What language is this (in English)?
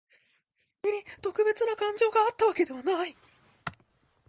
Japanese